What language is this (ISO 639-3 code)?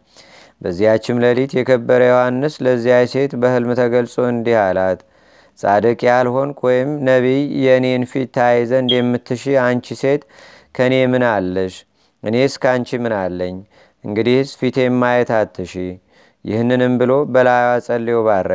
amh